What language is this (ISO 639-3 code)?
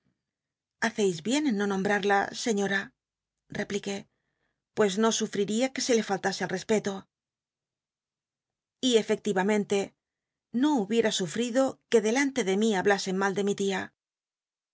spa